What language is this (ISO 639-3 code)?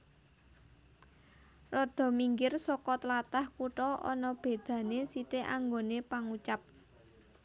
jav